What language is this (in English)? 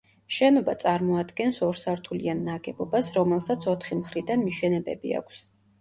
Georgian